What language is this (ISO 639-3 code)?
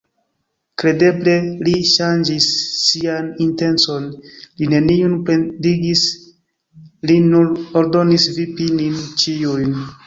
epo